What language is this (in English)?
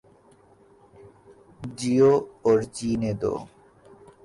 Urdu